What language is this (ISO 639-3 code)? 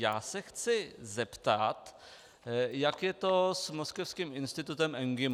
ces